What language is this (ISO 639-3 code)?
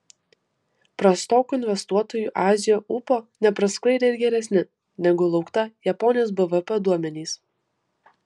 lit